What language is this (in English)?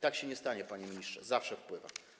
Polish